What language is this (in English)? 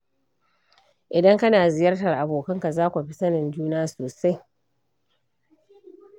Hausa